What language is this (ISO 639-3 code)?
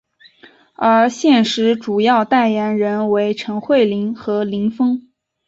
zho